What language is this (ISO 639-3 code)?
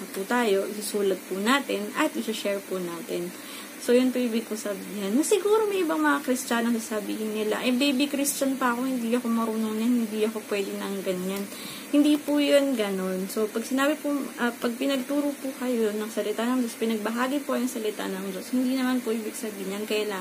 fil